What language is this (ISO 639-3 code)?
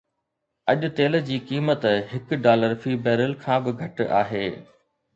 snd